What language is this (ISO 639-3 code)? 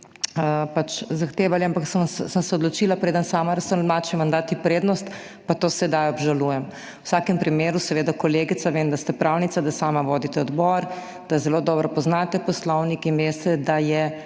slv